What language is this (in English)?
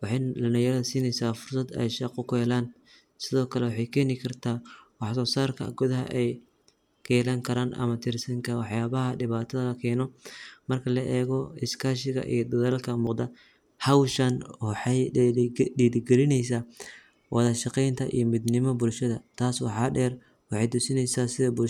Somali